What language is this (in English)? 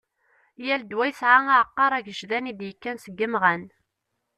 Kabyle